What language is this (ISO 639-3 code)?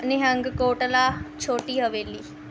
pan